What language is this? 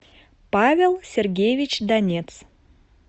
Russian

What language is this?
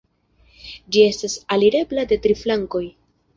Esperanto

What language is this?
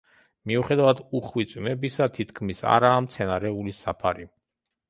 Georgian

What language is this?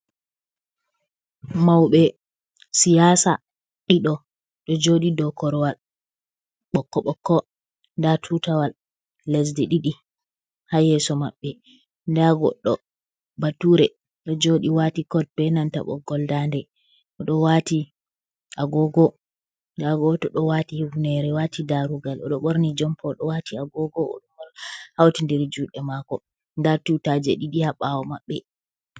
Fula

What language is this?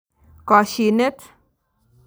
Kalenjin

